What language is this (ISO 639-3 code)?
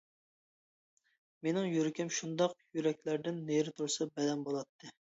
uig